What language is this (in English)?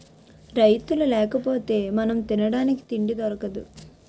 Telugu